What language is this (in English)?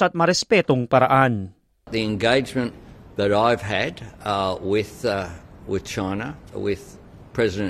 Filipino